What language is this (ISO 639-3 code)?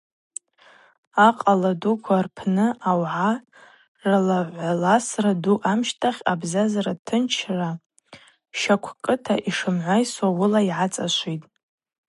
abq